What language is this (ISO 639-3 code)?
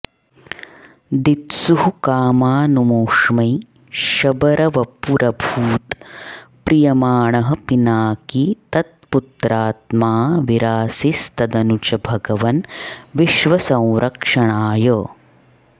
san